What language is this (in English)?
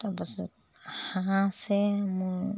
Assamese